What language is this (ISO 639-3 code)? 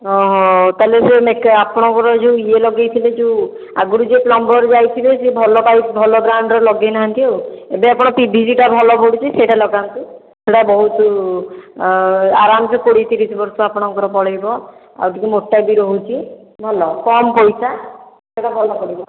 ori